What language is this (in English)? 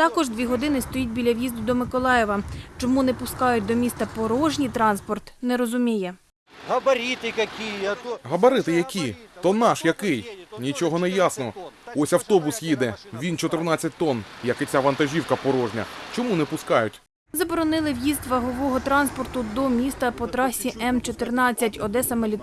Ukrainian